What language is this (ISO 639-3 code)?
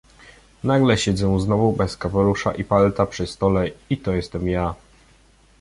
pol